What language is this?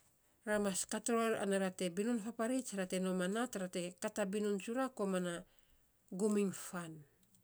Saposa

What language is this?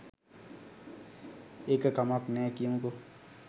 Sinhala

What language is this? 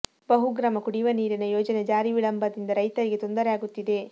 Kannada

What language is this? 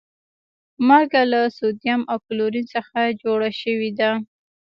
Pashto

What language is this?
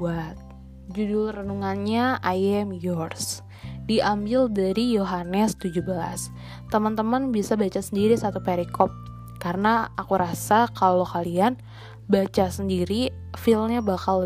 Indonesian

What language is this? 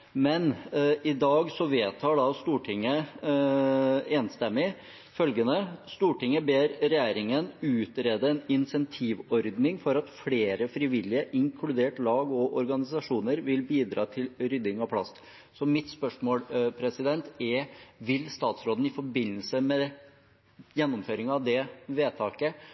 Norwegian Bokmål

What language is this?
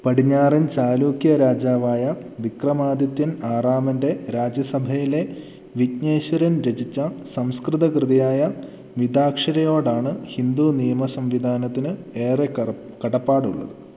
Malayalam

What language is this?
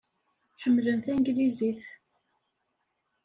Kabyle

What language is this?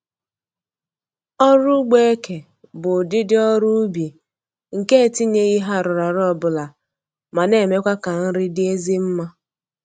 Igbo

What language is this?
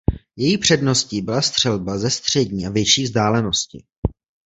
Czech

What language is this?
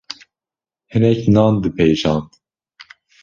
Kurdish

